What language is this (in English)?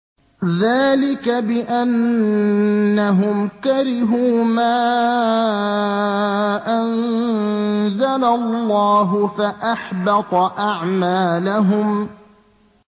Arabic